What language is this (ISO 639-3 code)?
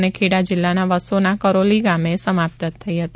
guj